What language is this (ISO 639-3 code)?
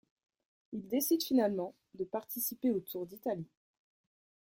fra